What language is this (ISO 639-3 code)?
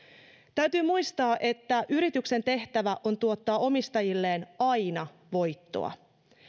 fin